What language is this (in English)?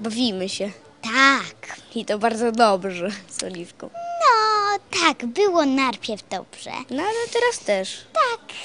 Polish